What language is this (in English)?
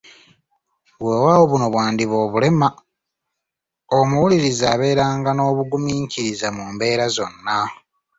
Ganda